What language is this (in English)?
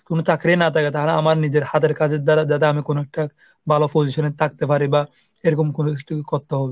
Bangla